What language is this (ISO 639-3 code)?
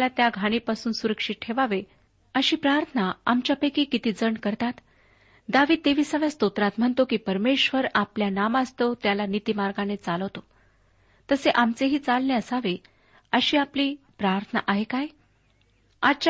mar